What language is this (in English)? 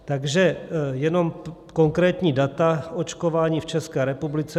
Czech